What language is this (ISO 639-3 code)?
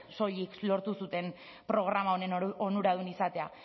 eus